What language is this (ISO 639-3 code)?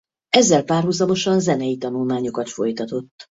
hun